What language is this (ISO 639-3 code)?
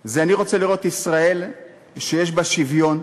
heb